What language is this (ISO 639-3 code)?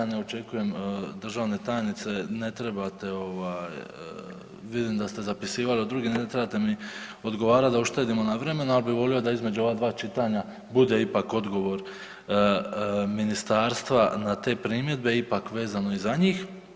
hrv